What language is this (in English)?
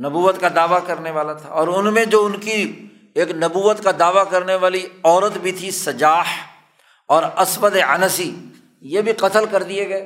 Urdu